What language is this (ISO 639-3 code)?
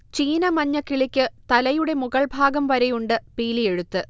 mal